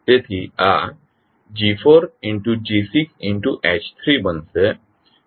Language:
Gujarati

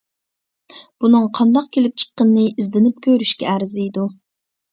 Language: Uyghur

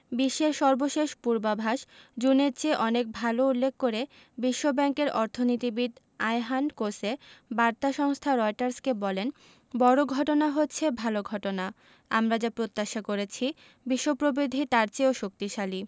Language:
Bangla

